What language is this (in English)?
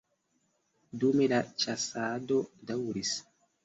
Esperanto